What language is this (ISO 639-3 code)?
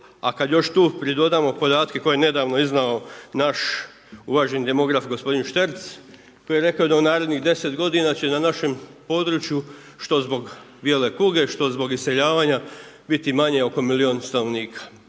hrv